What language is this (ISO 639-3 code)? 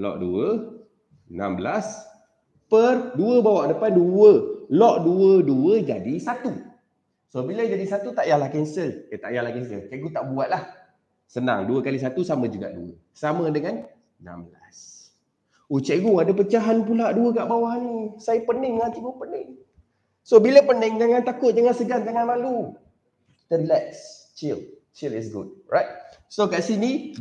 msa